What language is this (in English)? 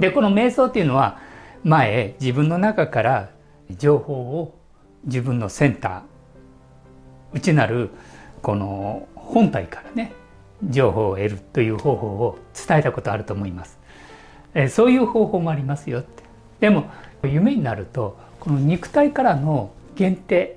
Japanese